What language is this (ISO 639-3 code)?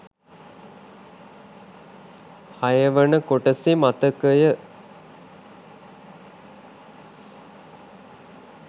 sin